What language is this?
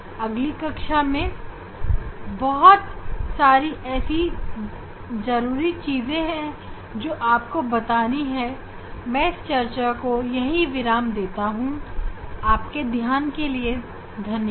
Hindi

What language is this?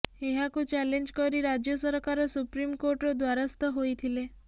Odia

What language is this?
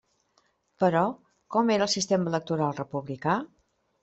Catalan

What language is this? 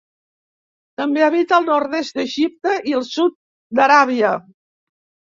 Catalan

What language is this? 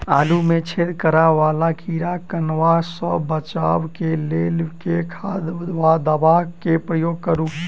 Maithili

